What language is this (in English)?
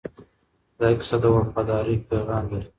Pashto